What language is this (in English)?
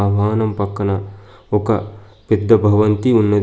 Telugu